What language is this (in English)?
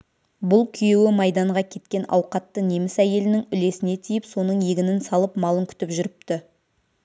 Kazakh